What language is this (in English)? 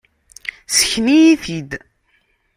Kabyle